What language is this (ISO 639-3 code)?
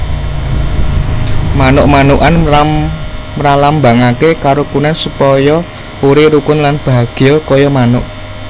jav